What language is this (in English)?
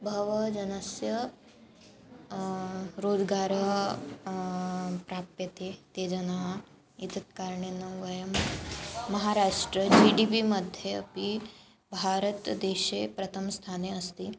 Sanskrit